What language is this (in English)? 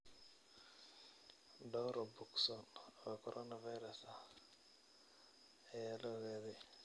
Somali